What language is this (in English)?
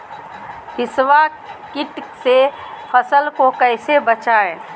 Magahi